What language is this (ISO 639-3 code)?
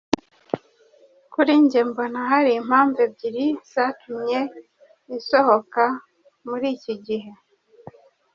kin